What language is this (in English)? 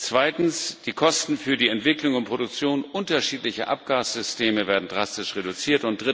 German